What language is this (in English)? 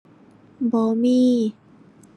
Thai